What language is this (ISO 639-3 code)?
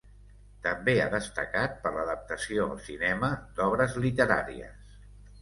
cat